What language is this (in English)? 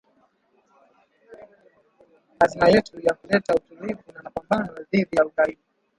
Swahili